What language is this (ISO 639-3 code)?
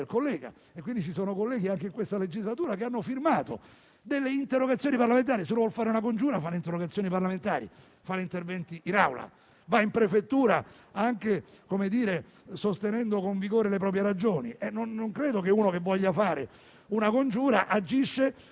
ita